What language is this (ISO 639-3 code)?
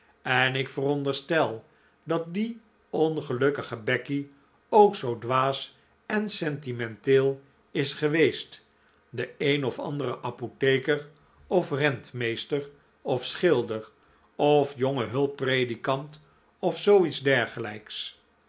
nld